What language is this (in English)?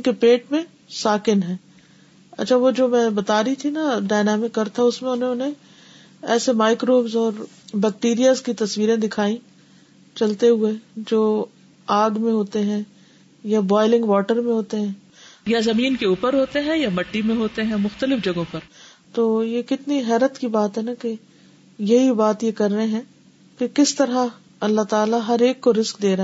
Urdu